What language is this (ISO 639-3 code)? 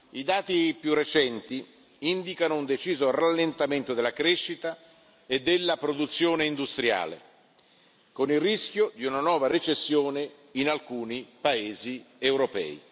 ita